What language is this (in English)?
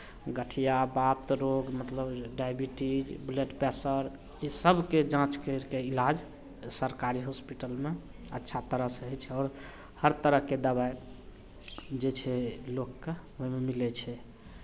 Maithili